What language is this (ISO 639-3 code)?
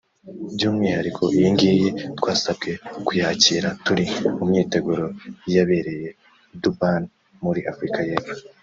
kin